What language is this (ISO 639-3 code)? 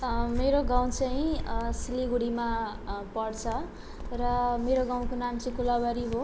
nep